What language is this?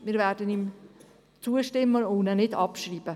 Swiss German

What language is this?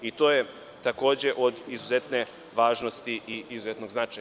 Serbian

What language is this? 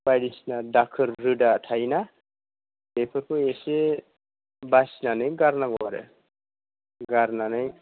Bodo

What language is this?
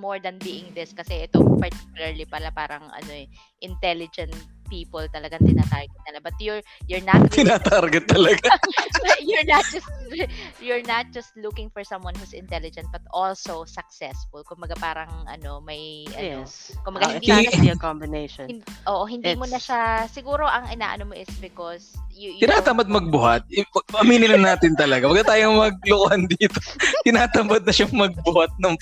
Filipino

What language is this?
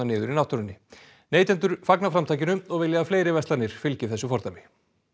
Icelandic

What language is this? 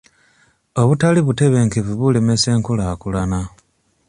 Ganda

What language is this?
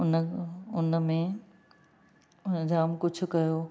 Sindhi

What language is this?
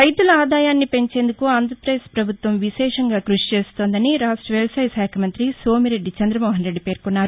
Telugu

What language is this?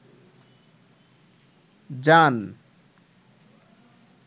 Bangla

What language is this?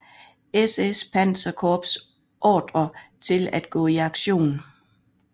Danish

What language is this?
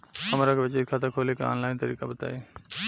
Bhojpuri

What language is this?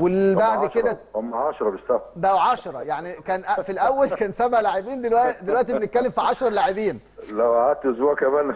Arabic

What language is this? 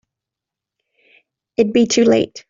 English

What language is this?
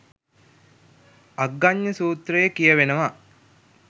Sinhala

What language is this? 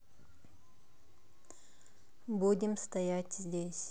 Russian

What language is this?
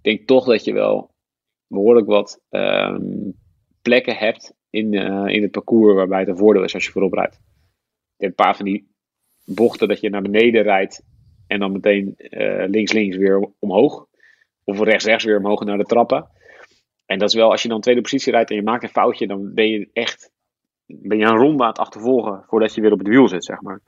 Dutch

